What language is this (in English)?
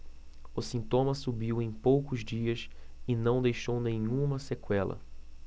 Portuguese